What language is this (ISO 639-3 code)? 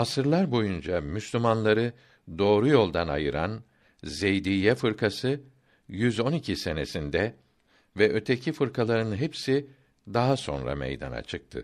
tur